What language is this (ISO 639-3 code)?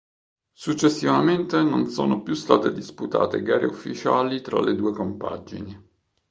ita